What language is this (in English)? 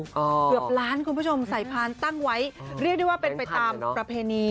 Thai